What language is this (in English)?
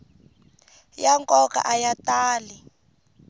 Tsonga